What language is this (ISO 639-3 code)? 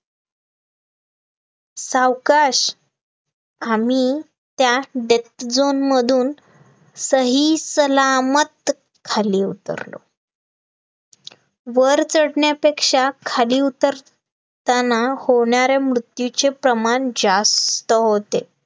mar